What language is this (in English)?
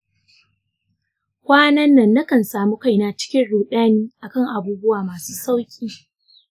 Hausa